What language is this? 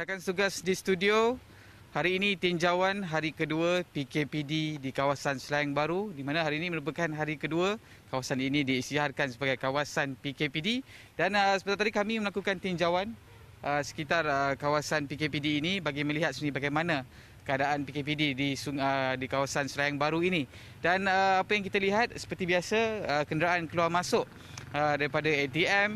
Malay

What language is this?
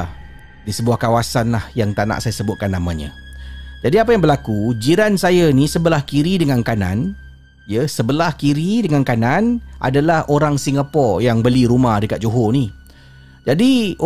Malay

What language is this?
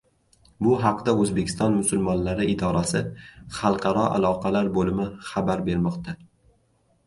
Uzbek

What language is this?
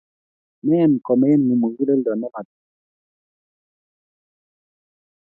Kalenjin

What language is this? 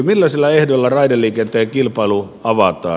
Finnish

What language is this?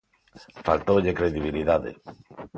Galician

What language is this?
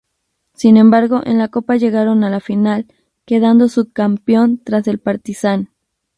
Spanish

